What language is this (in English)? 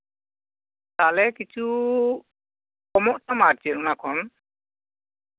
Santali